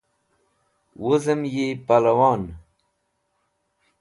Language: Wakhi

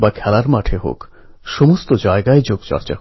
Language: Bangla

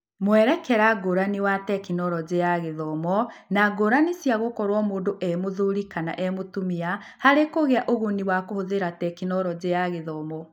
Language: Kikuyu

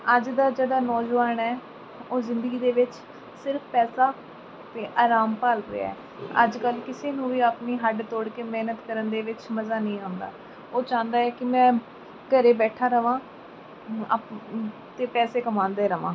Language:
Punjabi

